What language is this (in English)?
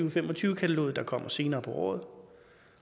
Danish